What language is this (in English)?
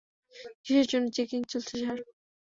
Bangla